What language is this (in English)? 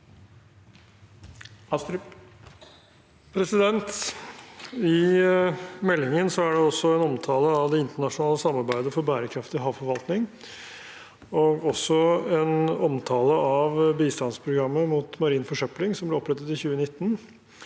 Norwegian